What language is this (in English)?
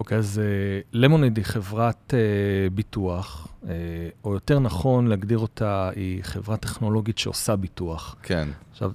Hebrew